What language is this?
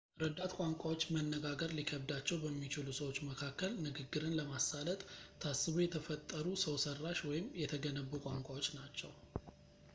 Amharic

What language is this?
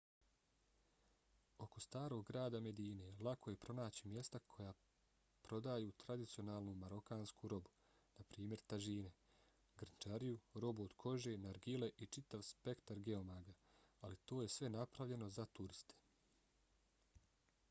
Bosnian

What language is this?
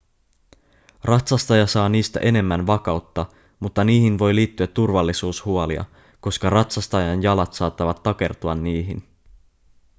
Finnish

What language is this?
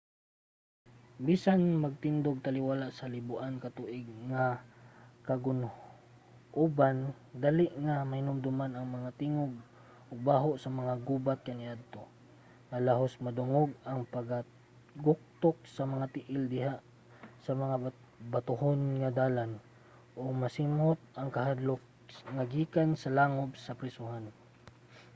Cebuano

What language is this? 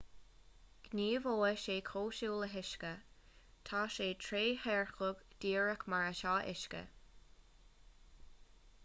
Irish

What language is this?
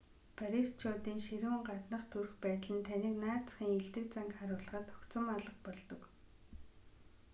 Mongolian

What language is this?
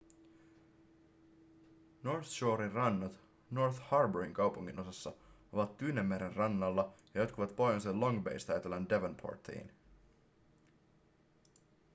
Finnish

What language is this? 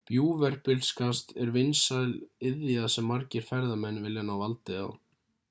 Icelandic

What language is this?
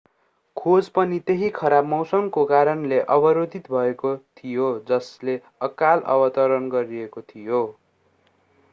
Nepali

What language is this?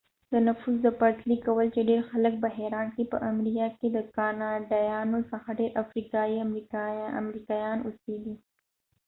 Pashto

